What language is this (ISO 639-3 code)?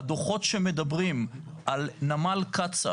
heb